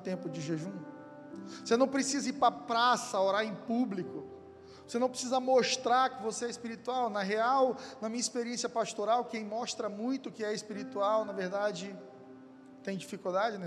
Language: Portuguese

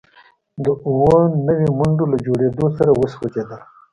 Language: Pashto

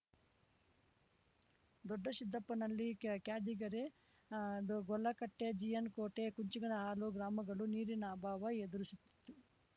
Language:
Kannada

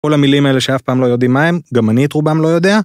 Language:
Hebrew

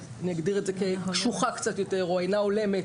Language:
Hebrew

